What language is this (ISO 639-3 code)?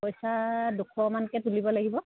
asm